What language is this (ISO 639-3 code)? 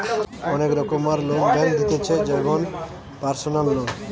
ben